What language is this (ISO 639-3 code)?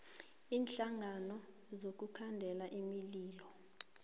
nbl